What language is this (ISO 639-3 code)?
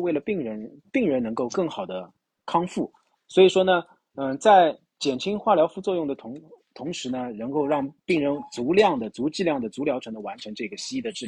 zho